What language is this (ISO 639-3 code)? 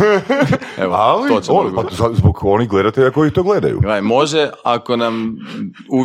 hrv